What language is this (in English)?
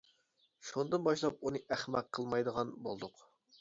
Uyghur